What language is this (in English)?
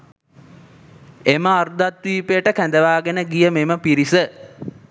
Sinhala